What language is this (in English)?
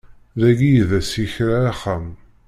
Kabyle